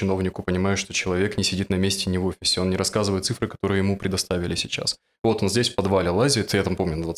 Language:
Russian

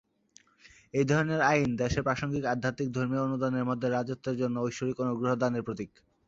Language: Bangla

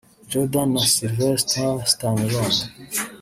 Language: Kinyarwanda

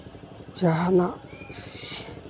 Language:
Santali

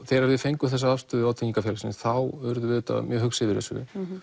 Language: Icelandic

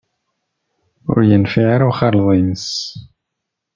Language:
Kabyle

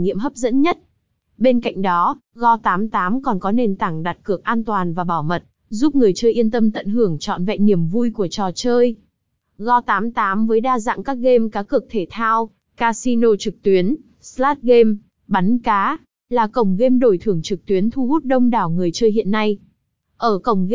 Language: Vietnamese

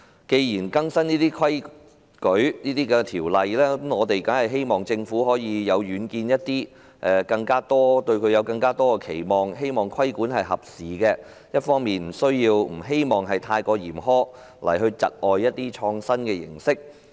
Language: Cantonese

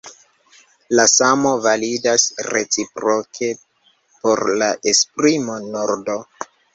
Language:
Esperanto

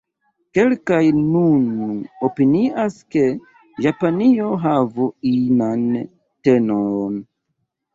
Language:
Esperanto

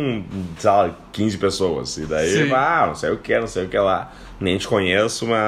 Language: Portuguese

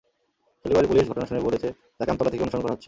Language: Bangla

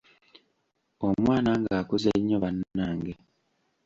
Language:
Ganda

